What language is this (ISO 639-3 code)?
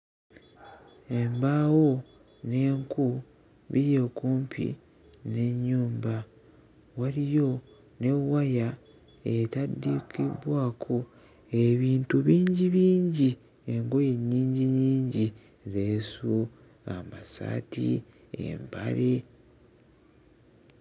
lug